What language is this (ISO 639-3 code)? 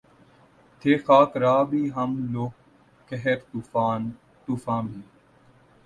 urd